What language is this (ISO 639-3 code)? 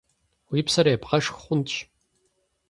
kbd